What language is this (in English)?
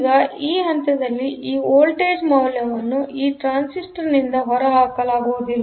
Kannada